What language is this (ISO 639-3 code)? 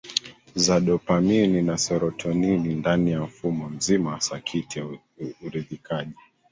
swa